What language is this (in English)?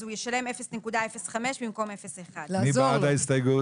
Hebrew